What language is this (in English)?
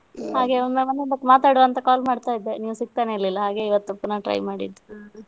Kannada